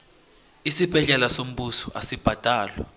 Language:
South Ndebele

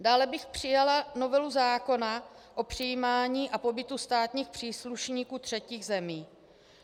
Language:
Czech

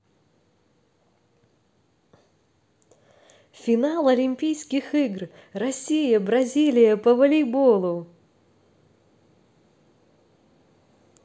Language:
Russian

